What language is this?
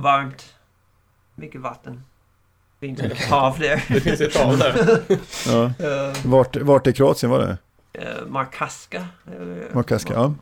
Swedish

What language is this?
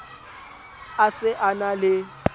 Southern Sotho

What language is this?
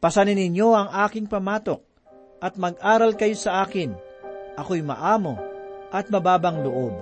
Filipino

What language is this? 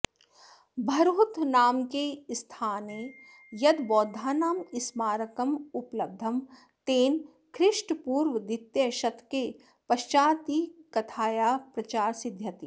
Sanskrit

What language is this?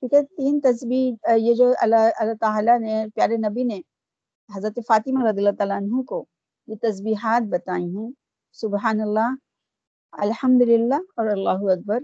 Urdu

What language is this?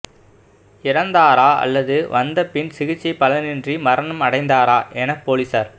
Tamil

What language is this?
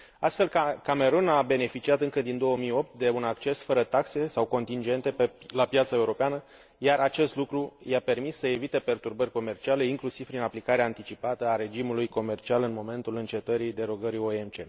Romanian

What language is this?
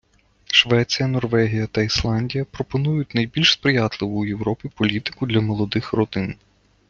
Ukrainian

